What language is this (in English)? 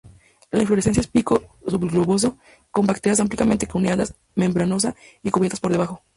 Spanish